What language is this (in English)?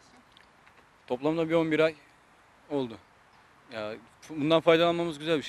Turkish